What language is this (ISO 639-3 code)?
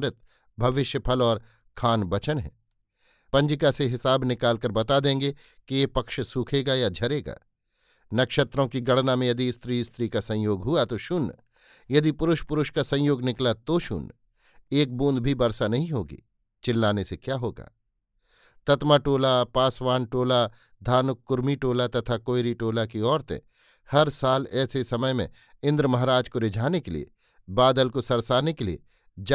hin